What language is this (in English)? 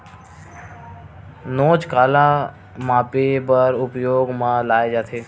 Chhattisgarhi